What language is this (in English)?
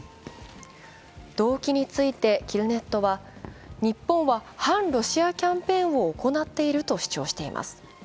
Japanese